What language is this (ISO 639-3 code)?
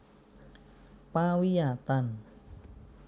jav